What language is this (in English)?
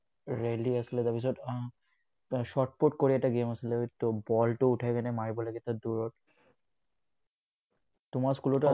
Assamese